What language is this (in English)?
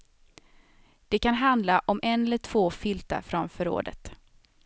Swedish